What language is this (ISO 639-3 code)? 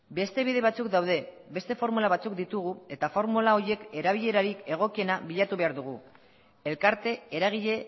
eus